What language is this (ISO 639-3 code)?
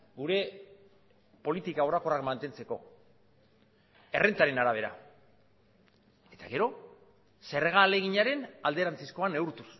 eus